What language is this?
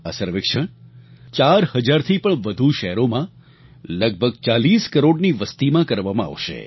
Gujarati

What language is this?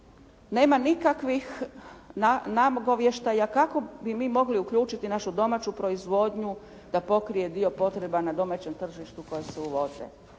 Croatian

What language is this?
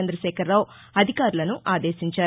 Telugu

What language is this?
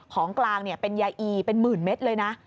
Thai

